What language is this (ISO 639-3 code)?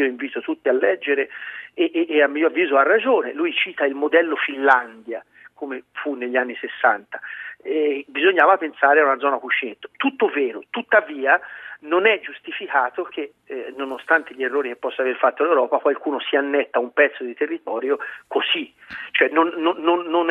ita